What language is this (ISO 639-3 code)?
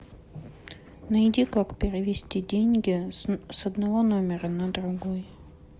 rus